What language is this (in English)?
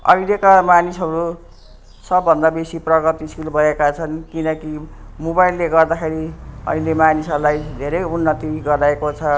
Nepali